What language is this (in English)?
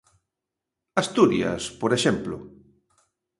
Galician